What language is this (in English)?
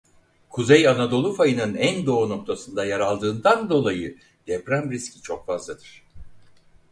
Turkish